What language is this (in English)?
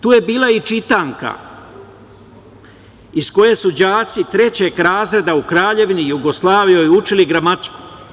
Serbian